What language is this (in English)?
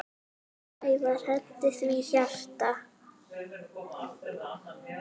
Icelandic